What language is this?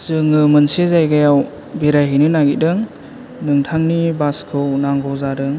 Bodo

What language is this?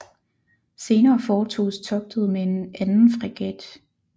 Danish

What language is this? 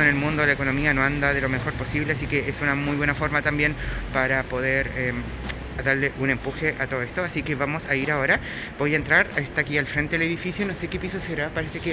Spanish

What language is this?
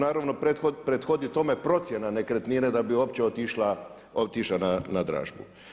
Croatian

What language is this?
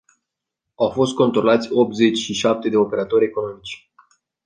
Romanian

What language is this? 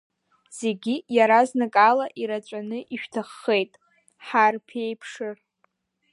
Abkhazian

